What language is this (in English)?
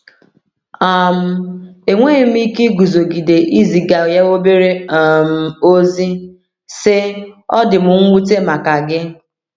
Igbo